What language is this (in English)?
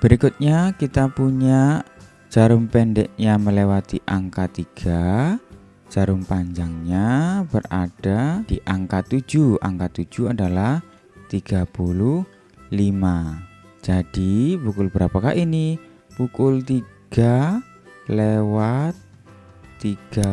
Indonesian